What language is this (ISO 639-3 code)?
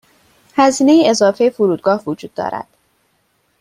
fas